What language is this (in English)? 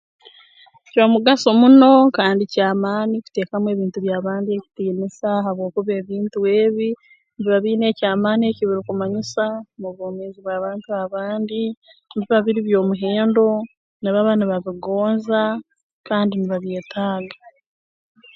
Tooro